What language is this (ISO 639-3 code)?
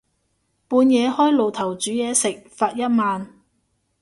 yue